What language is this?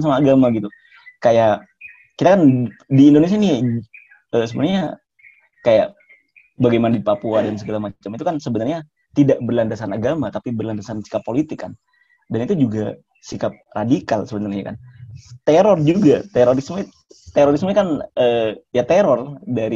Indonesian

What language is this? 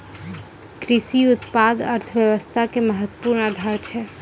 Maithili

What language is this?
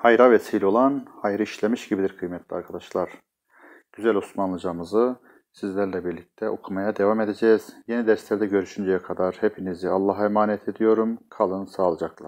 Turkish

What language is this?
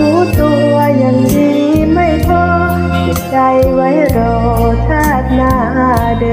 Thai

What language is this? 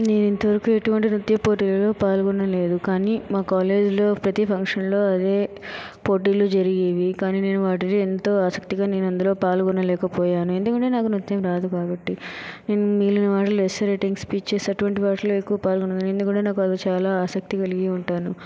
Telugu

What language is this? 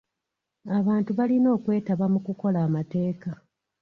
Ganda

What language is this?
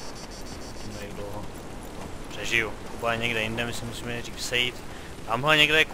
Czech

